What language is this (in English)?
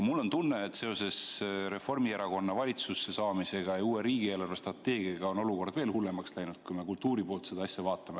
Estonian